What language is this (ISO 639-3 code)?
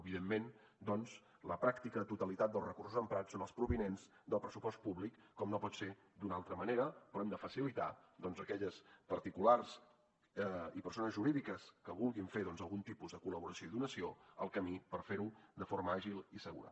cat